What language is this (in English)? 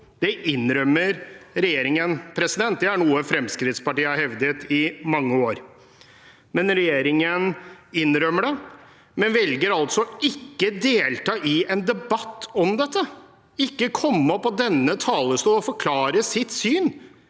Norwegian